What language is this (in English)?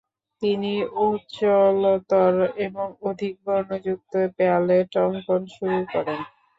Bangla